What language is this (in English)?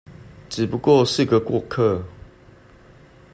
Chinese